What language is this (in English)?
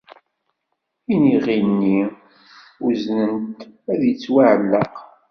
Kabyle